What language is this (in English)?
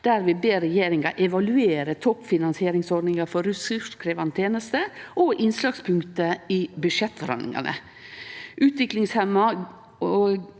Norwegian